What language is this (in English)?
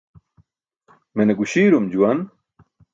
Burushaski